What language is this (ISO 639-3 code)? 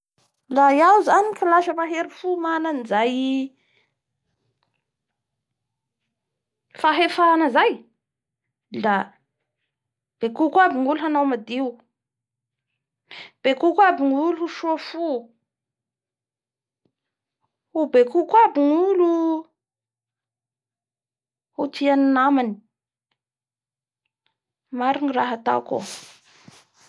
bhr